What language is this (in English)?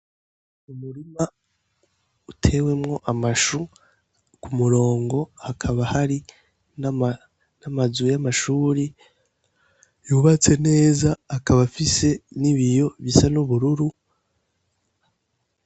Rundi